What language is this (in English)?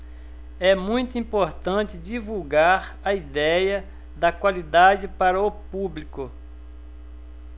Portuguese